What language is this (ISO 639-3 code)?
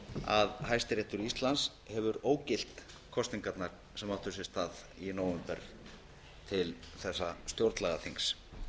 isl